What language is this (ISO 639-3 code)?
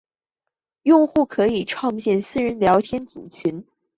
zho